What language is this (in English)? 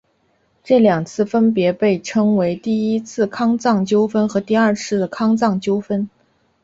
Chinese